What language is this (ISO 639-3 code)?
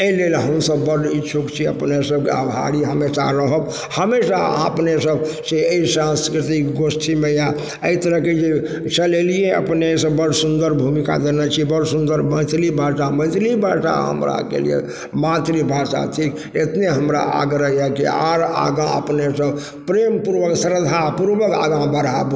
mai